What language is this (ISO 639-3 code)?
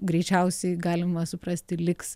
lit